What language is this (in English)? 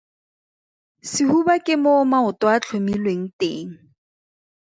Tswana